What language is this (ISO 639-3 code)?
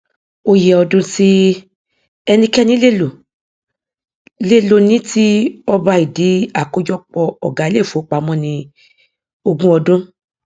yor